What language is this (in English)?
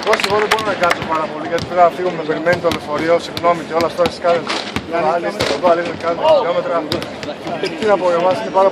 Greek